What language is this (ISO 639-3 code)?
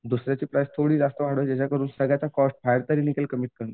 mar